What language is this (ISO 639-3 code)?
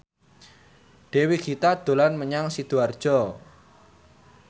jav